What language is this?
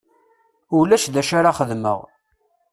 Kabyle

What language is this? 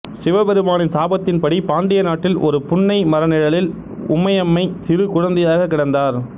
Tamil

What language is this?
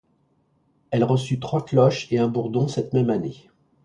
French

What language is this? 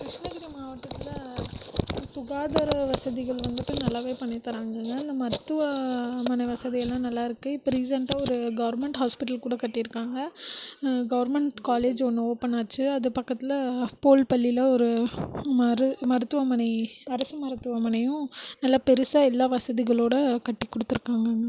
Tamil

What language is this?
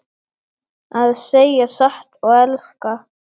Icelandic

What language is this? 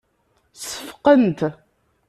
Kabyle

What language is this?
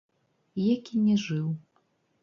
Belarusian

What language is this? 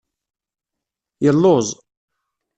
Kabyle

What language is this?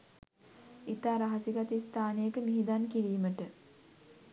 Sinhala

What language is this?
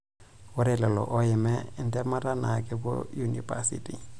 Masai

